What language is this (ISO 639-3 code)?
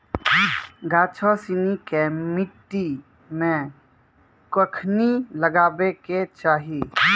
mai